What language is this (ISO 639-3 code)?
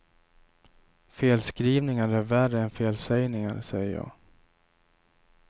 swe